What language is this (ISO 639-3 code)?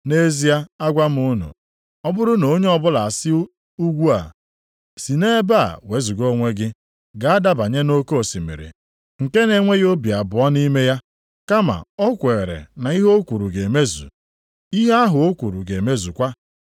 ibo